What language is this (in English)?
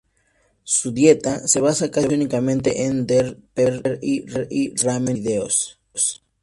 Spanish